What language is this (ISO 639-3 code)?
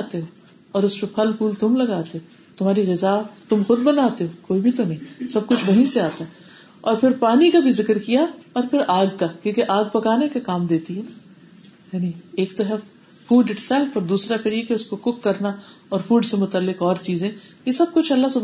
urd